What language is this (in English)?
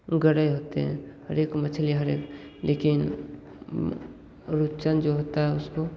Hindi